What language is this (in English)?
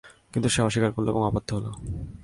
Bangla